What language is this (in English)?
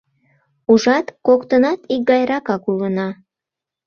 Mari